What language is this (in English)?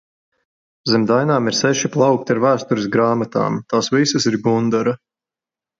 Latvian